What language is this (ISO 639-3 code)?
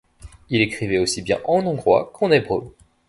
fra